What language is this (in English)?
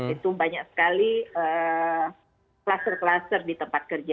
Indonesian